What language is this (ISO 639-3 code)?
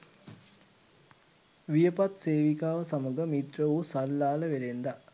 sin